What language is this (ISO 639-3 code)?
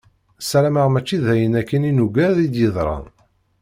kab